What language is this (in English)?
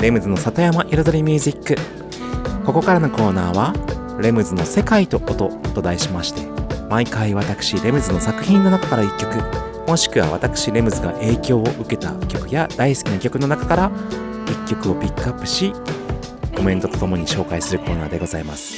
Japanese